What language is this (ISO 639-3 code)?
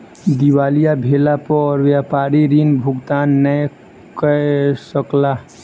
mai